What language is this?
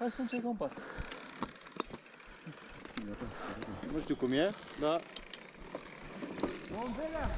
Romanian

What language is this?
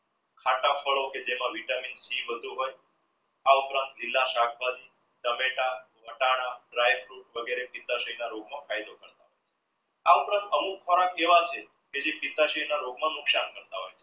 Gujarati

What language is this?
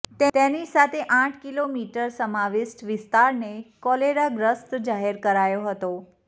Gujarati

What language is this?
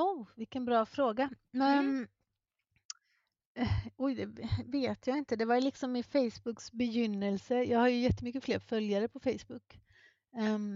Swedish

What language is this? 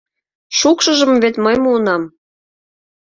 Mari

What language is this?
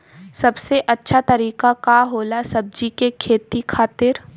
Bhojpuri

